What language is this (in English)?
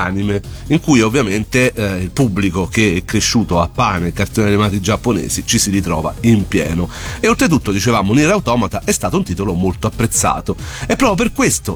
Italian